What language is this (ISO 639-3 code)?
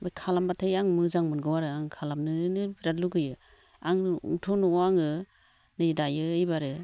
brx